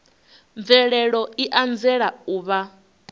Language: Venda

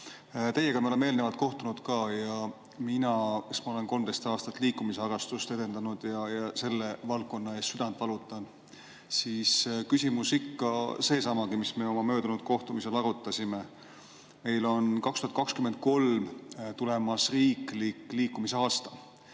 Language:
Estonian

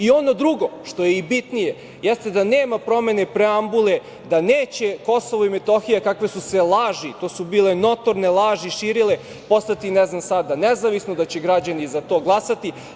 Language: Serbian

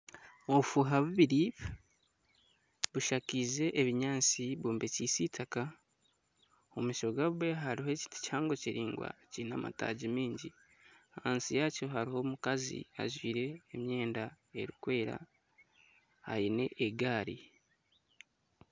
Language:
Nyankole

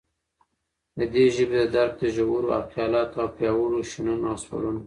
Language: Pashto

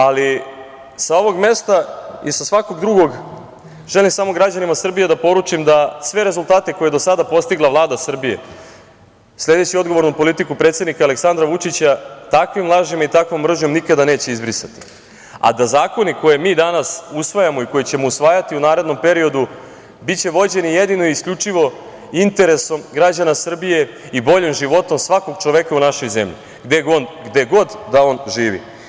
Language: Serbian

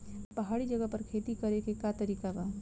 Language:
Bhojpuri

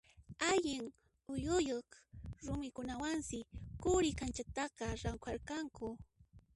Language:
Puno Quechua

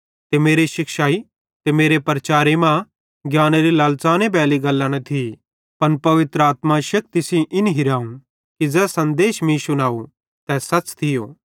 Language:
Bhadrawahi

